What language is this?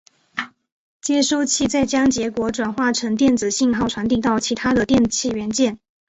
Chinese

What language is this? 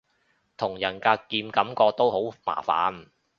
Cantonese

